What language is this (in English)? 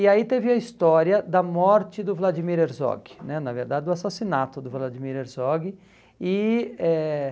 Portuguese